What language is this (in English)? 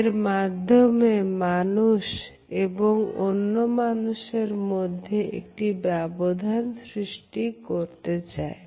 Bangla